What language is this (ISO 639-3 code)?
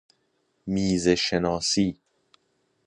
fas